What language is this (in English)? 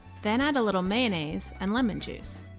English